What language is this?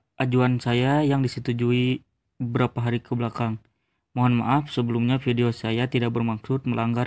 Indonesian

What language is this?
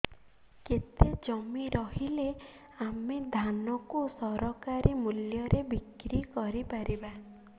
Odia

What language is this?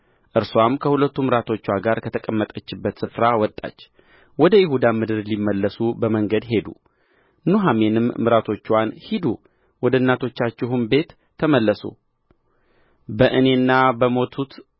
Amharic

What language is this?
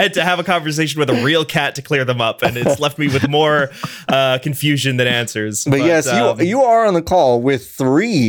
English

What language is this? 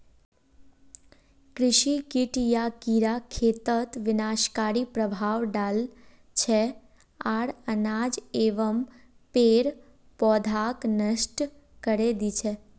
Magahi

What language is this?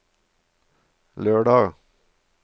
Norwegian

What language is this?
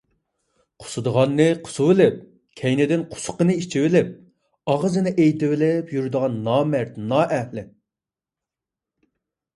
Uyghur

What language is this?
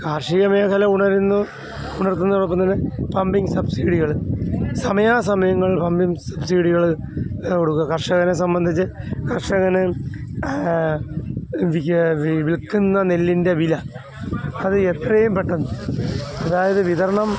Malayalam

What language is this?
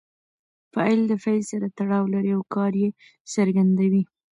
Pashto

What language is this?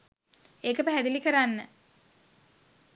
Sinhala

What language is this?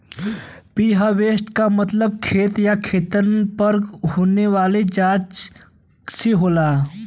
Bhojpuri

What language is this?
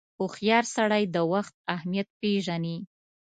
Pashto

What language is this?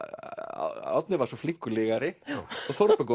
Icelandic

